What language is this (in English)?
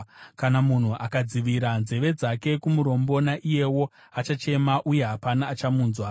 Shona